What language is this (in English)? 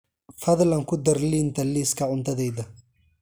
Somali